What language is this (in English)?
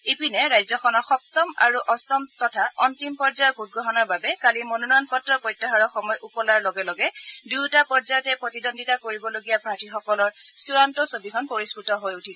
Assamese